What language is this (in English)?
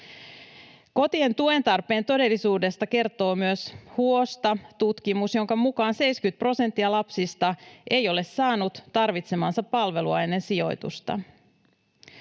Finnish